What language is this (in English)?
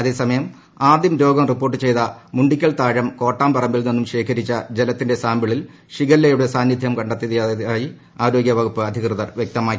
Malayalam